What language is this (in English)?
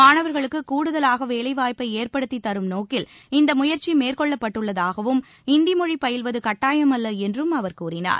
Tamil